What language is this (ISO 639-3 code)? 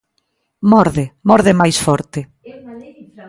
glg